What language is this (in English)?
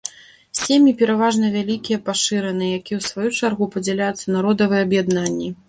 Belarusian